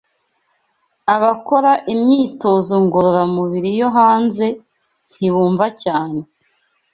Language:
Kinyarwanda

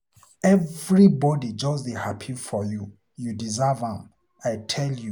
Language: Nigerian Pidgin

